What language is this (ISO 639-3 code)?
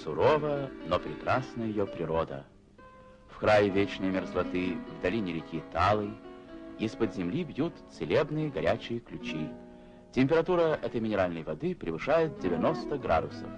rus